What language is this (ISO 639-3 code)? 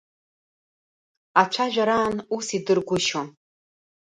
abk